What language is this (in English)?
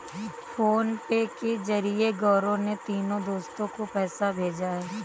Hindi